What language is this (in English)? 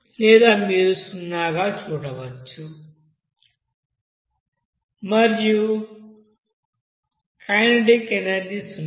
Telugu